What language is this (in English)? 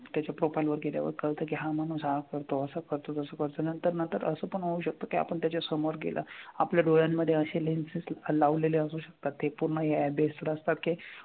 Marathi